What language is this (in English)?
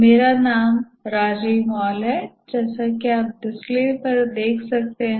Hindi